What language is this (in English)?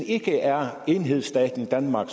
Danish